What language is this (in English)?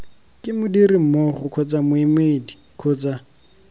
Tswana